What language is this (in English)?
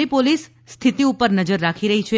Gujarati